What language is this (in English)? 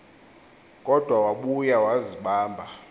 Xhosa